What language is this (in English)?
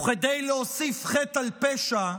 Hebrew